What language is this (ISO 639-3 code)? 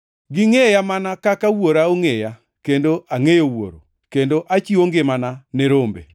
luo